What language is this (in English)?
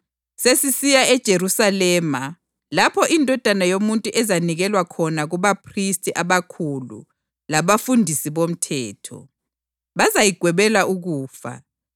North Ndebele